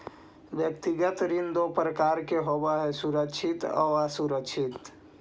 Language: Magahi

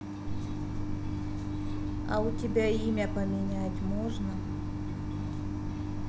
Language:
Russian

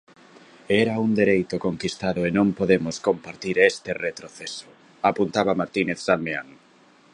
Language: Galician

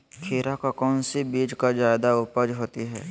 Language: Magahi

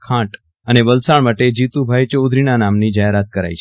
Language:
Gujarati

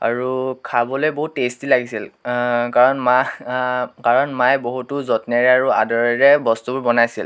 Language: Assamese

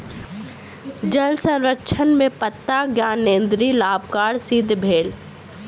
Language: Maithili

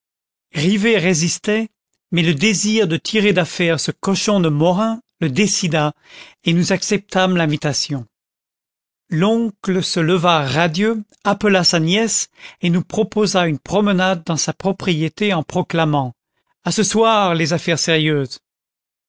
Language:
French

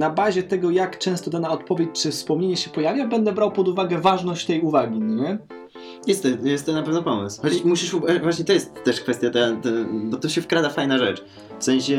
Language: Polish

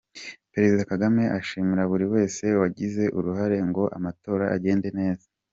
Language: Kinyarwanda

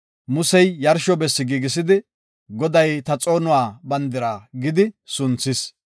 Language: Gofa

